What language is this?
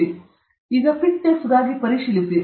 Kannada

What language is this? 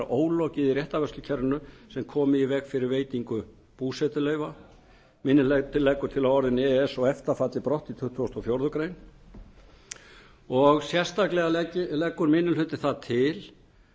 Icelandic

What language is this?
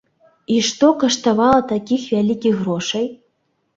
Belarusian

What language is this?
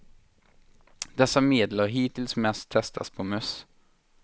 Swedish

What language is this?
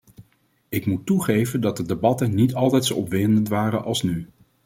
Dutch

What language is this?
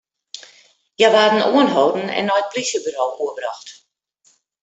Western Frisian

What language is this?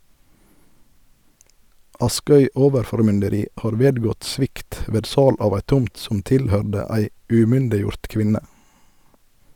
Norwegian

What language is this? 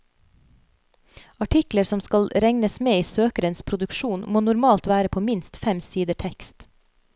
Norwegian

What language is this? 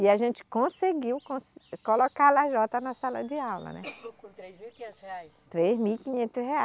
Portuguese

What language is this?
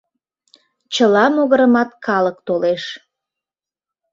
Mari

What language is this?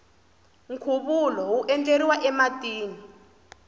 Tsonga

